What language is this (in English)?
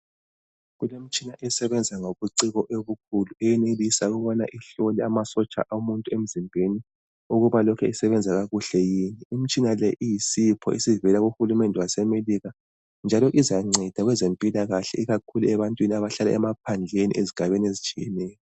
North Ndebele